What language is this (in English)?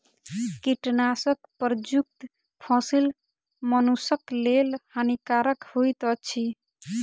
Maithili